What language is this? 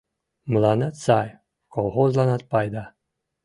Mari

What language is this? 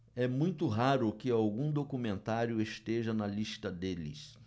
Portuguese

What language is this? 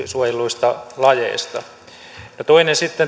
Finnish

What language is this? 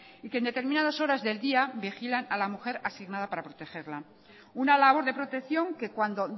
Spanish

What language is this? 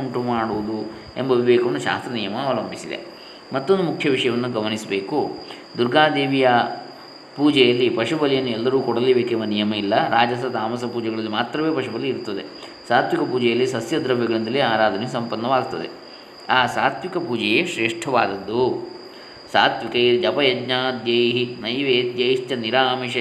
Kannada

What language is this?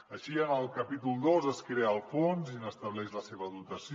Catalan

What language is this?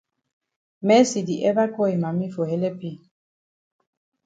Cameroon Pidgin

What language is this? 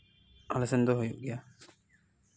Santali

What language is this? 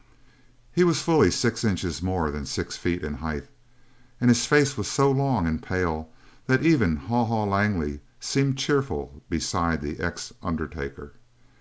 English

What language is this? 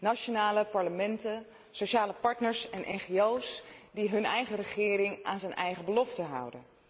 Dutch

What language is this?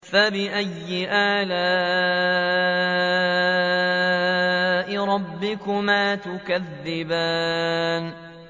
Arabic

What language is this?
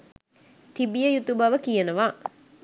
Sinhala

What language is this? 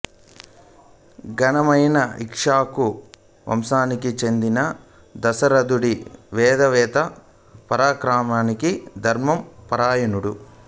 Telugu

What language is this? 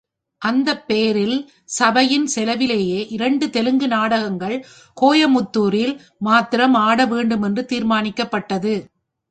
Tamil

